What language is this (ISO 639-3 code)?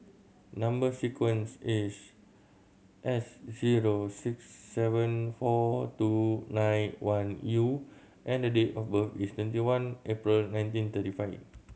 eng